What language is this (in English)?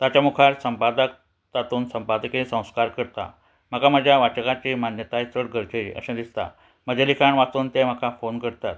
Konkani